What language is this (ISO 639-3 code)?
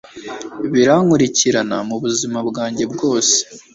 kin